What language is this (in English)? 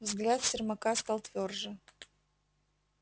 Russian